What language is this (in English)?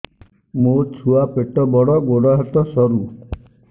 Odia